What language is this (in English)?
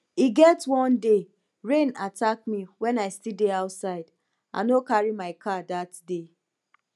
Nigerian Pidgin